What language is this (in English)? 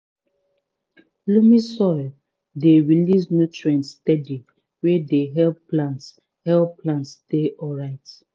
Nigerian Pidgin